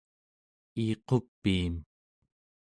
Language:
Central Yupik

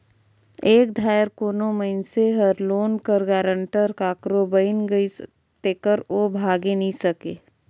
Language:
Chhattisgarhi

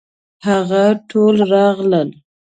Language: Pashto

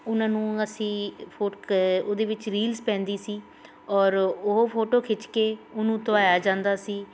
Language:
Punjabi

